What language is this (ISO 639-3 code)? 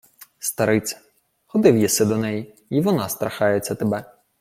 ukr